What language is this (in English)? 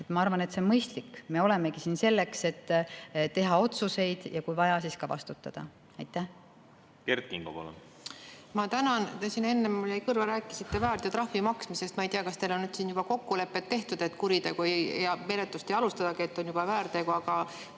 Estonian